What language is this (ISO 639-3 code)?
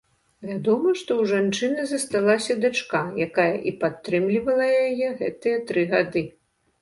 bel